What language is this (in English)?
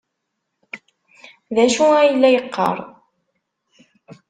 Kabyle